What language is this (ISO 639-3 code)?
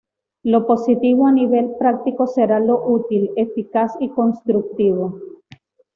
spa